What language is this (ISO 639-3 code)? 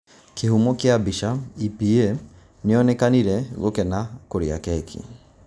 kik